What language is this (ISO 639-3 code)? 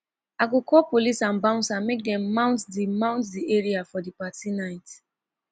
pcm